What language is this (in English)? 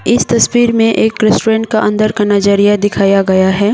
Hindi